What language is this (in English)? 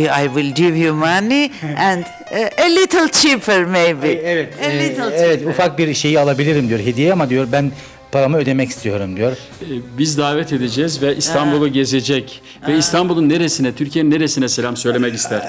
Turkish